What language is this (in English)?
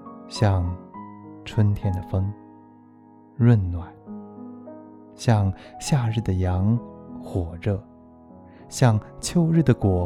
Chinese